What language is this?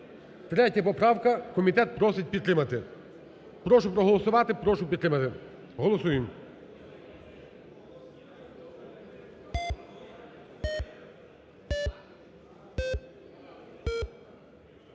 Ukrainian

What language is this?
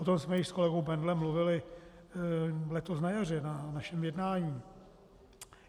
Czech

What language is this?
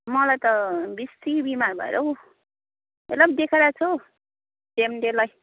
Nepali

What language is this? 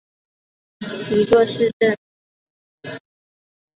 Chinese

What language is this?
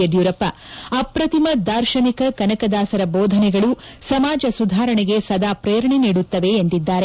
Kannada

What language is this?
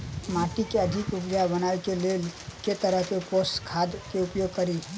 Maithili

